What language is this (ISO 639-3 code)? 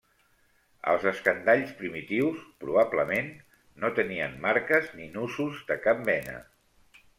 cat